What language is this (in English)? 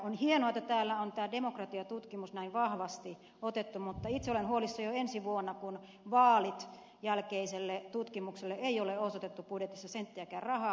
Finnish